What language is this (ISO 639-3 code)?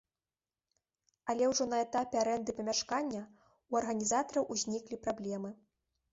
bel